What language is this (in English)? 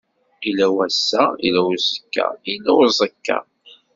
Kabyle